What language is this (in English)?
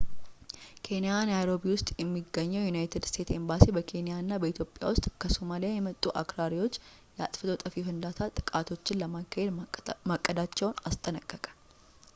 Amharic